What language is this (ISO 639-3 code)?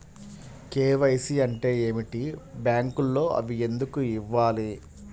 tel